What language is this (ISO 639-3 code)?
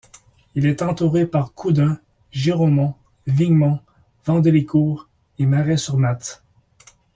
fra